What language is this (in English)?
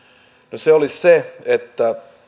Finnish